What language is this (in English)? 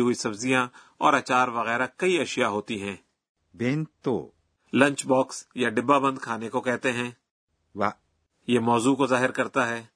Urdu